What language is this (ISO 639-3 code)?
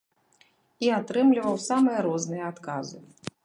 bel